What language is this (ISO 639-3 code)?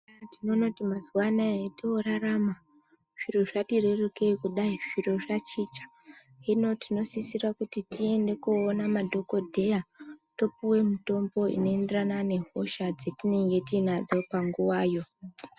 ndc